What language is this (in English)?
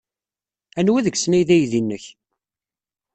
Kabyle